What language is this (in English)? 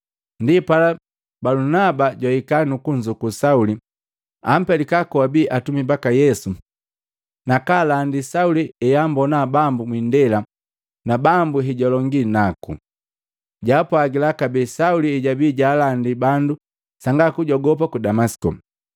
Matengo